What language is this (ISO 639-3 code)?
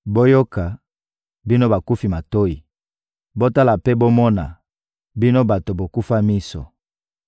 lin